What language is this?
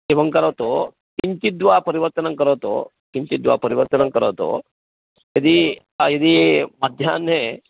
Sanskrit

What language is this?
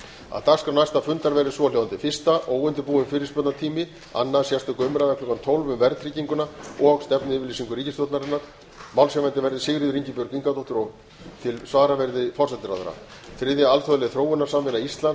Icelandic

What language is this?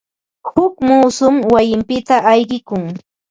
Ambo-Pasco Quechua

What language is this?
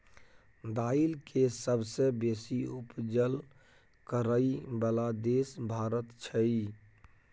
Maithili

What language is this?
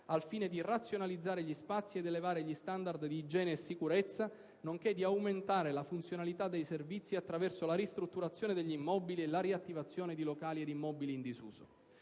Italian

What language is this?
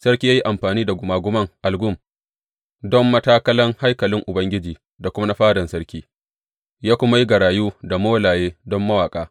Hausa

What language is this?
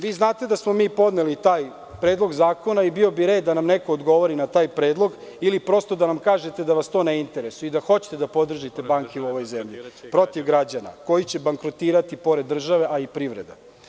Serbian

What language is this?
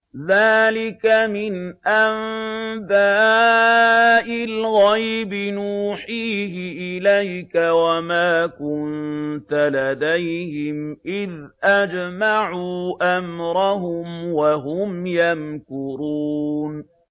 Arabic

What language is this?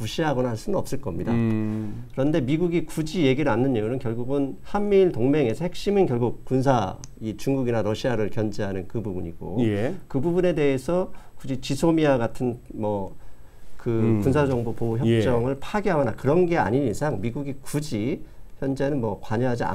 Korean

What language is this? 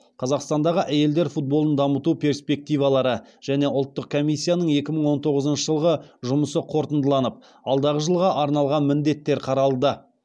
Kazakh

